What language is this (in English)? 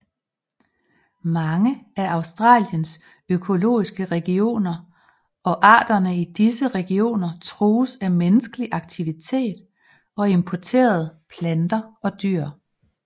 Danish